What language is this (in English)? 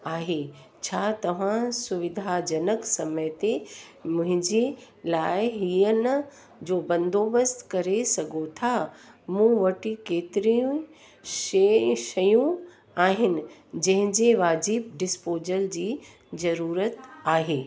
Sindhi